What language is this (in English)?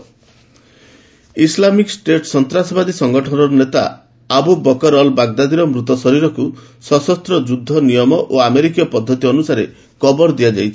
Odia